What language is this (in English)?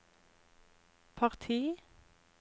Norwegian